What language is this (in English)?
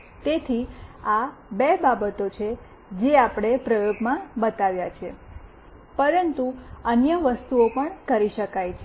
Gujarati